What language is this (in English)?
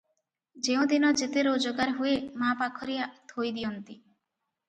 Odia